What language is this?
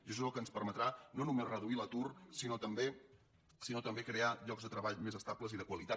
Catalan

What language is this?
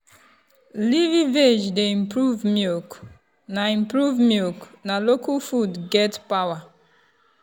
Nigerian Pidgin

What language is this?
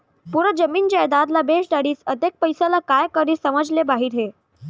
Chhattisgarhi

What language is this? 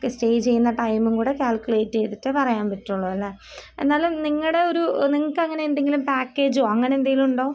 Malayalam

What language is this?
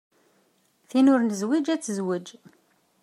Kabyle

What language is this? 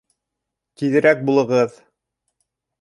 Bashkir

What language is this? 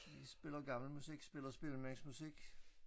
Danish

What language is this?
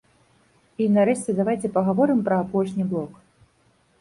Belarusian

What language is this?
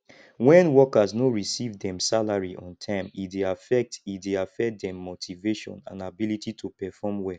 Nigerian Pidgin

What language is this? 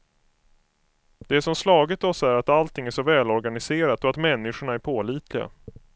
Swedish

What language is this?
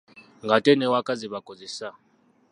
Ganda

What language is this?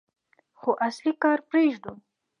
Pashto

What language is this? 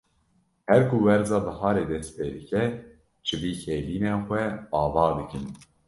Kurdish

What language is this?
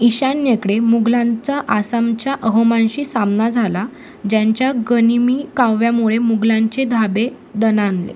Marathi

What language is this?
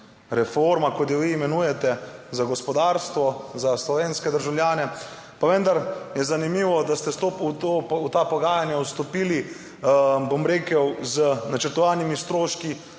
Slovenian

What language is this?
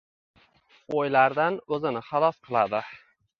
Uzbek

